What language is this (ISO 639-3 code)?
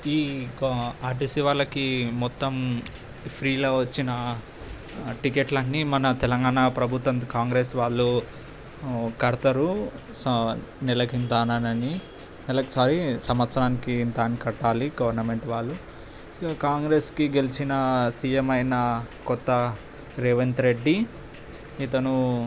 tel